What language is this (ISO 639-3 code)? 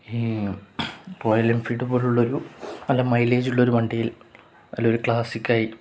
mal